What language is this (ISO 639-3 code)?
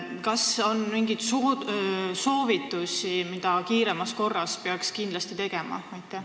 est